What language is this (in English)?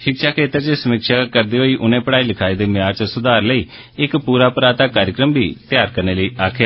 Dogri